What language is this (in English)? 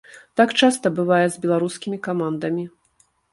Belarusian